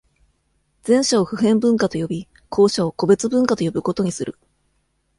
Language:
Japanese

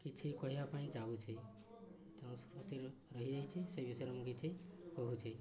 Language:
Odia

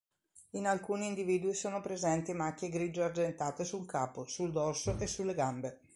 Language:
Italian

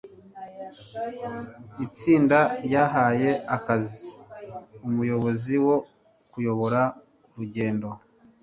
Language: Kinyarwanda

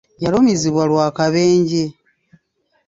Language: Ganda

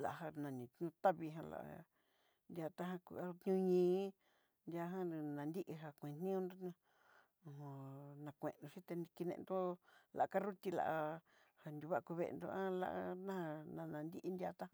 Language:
Southeastern Nochixtlán Mixtec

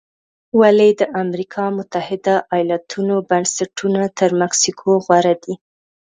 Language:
Pashto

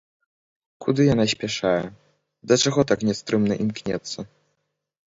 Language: Belarusian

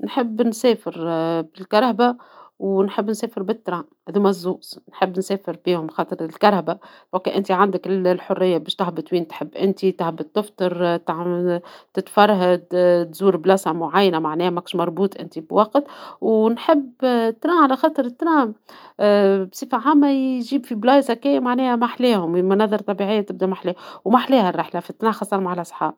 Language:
Tunisian Arabic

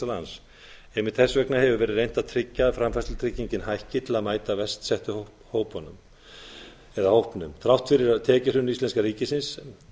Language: Icelandic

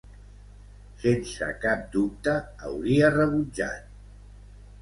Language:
Catalan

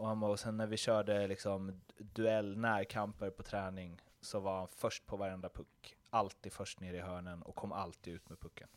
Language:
Swedish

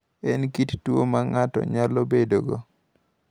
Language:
Luo (Kenya and Tanzania)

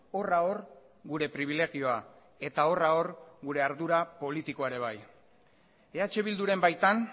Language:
Basque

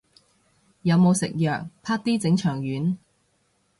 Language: Cantonese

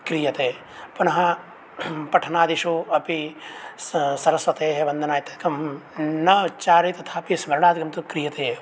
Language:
Sanskrit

